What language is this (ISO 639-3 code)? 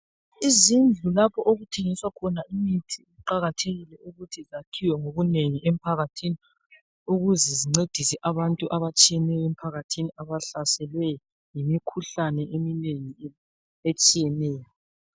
nde